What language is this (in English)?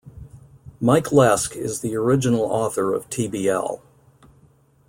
English